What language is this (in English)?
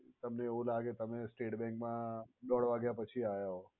Gujarati